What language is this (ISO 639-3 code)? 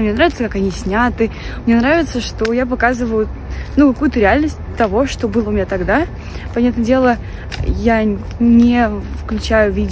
rus